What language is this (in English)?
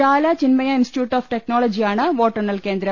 Malayalam